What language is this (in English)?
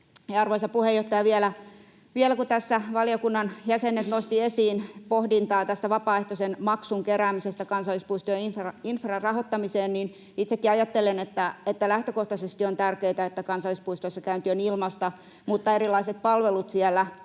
Finnish